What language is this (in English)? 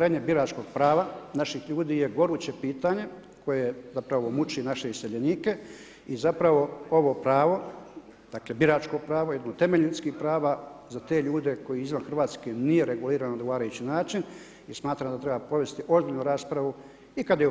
Croatian